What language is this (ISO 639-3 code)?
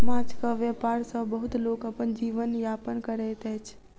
mai